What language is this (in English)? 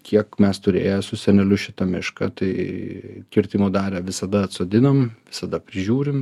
Lithuanian